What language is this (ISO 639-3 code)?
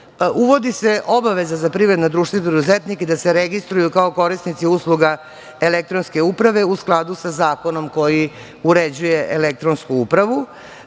srp